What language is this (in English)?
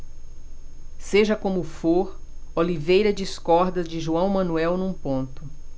Portuguese